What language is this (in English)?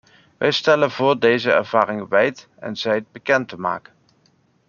Dutch